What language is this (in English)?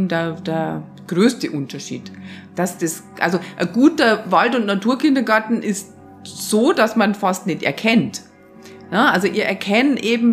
German